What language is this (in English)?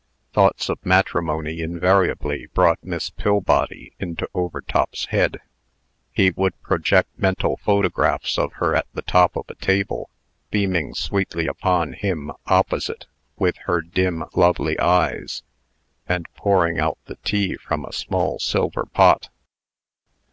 English